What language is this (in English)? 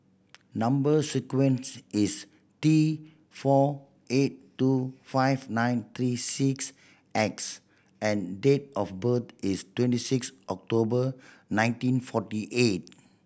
English